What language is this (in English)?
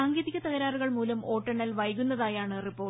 Malayalam